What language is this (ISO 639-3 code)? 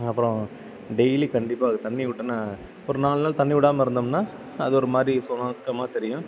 tam